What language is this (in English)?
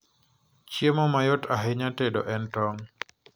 Luo (Kenya and Tanzania)